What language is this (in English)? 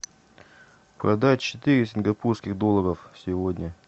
Russian